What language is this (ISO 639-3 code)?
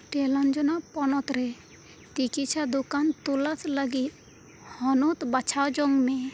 sat